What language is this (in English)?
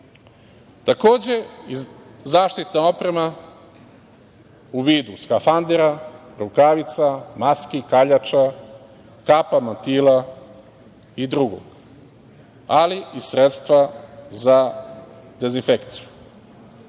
Serbian